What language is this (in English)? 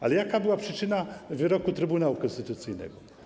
Polish